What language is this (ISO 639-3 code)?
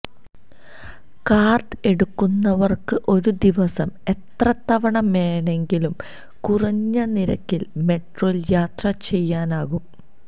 mal